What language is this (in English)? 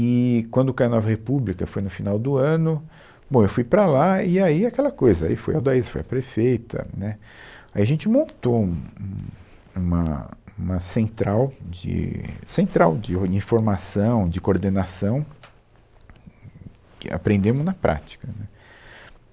Portuguese